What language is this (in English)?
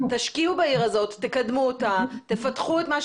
Hebrew